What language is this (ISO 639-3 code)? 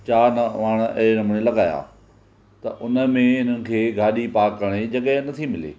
snd